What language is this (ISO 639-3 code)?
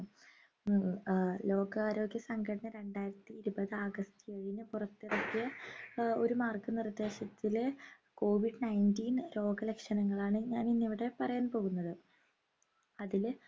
mal